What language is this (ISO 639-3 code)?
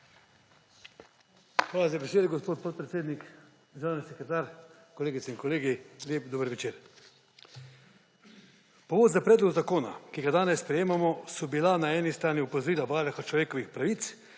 slv